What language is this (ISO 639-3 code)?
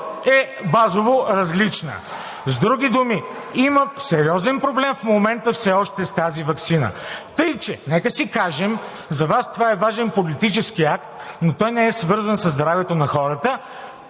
bul